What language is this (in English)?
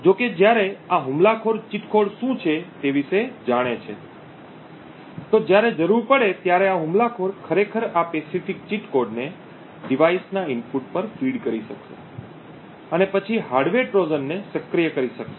Gujarati